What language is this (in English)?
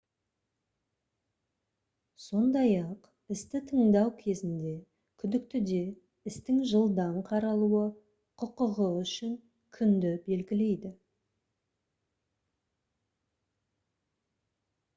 Kazakh